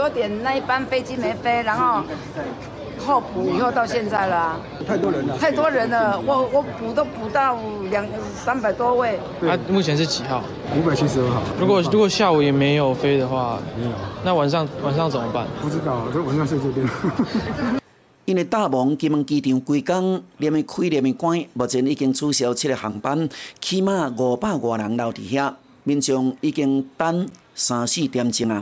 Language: Chinese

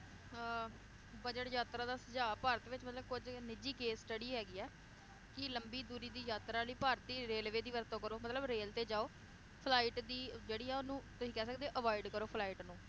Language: Punjabi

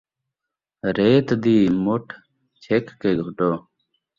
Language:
Saraiki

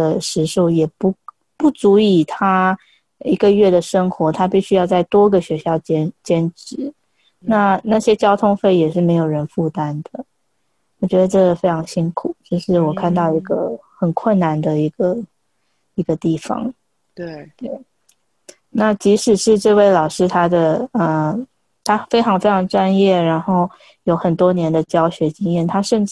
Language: Chinese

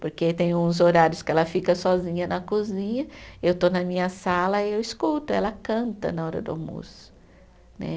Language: Portuguese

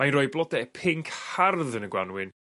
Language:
Welsh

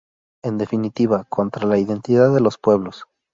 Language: Spanish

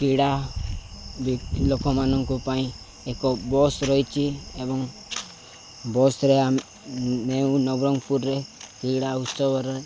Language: Odia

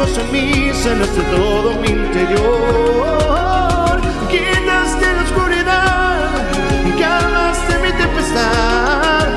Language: Spanish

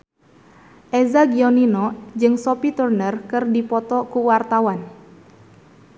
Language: Sundanese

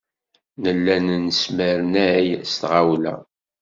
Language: Kabyle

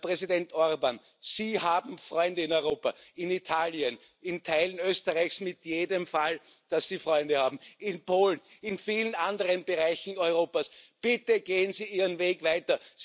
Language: German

